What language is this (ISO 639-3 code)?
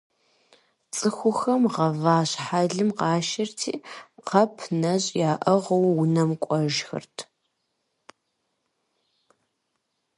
kbd